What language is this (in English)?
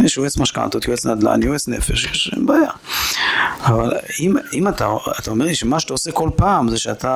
Hebrew